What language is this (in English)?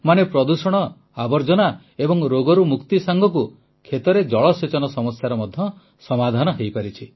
Odia